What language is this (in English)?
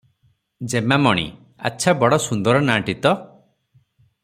Odia